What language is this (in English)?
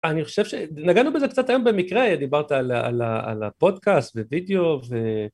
Hebrew